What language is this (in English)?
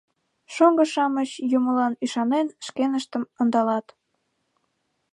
Mari